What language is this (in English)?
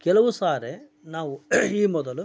Kannada